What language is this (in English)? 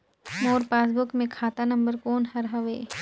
Chhattisgarhi